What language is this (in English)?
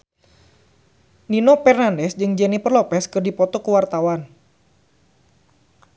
Sundanese